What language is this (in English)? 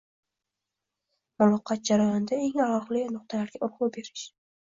Uzbek